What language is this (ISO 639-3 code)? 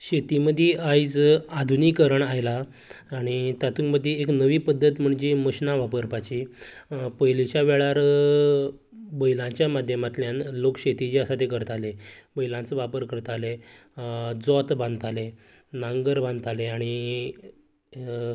kok